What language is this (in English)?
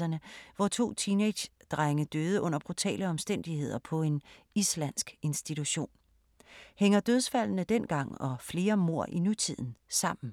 Danish